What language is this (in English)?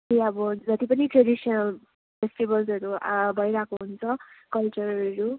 Nepali